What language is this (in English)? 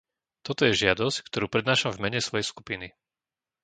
Slovak